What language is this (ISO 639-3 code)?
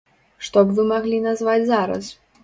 bel